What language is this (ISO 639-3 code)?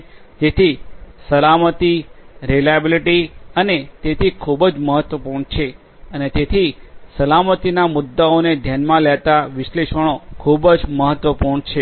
guj